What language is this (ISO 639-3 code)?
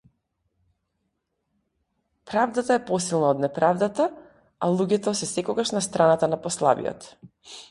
mkd